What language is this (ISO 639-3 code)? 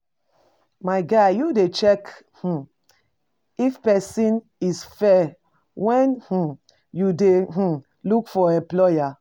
pcm